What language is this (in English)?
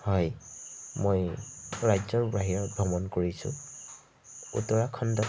Assamese